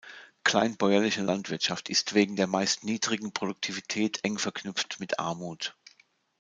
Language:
German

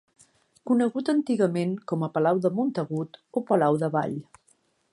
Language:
Catalan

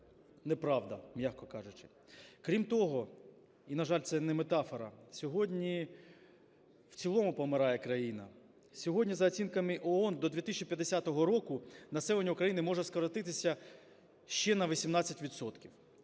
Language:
Ukrainian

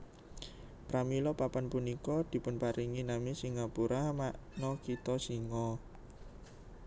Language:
Javanese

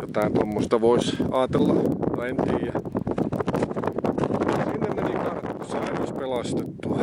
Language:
Finnish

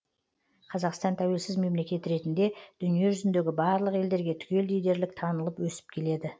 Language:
Kazakh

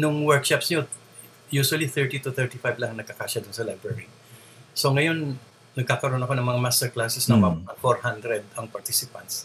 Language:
Filipino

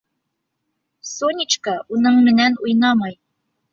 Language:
Bashkir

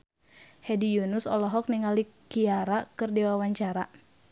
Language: Sundanese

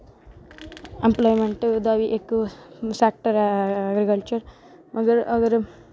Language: Dogri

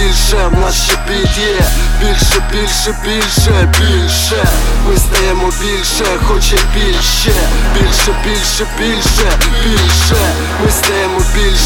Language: Ukrainian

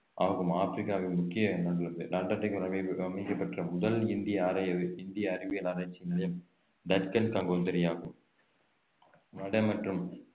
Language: Tamil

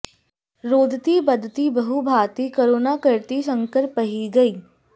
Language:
Sanskrit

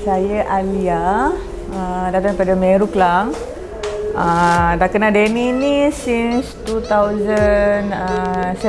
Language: Malay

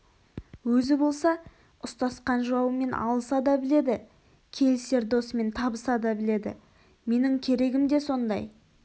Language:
Kazakh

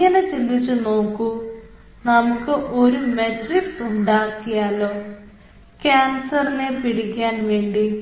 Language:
Malayalam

